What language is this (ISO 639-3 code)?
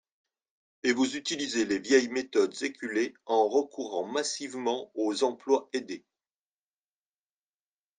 fra